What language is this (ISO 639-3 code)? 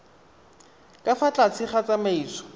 tsn